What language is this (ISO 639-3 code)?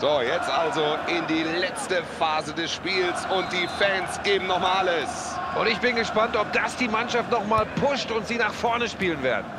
deu